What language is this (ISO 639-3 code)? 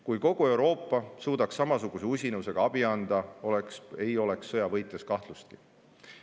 est